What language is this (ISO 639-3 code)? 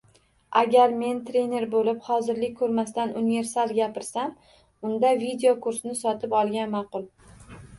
uzb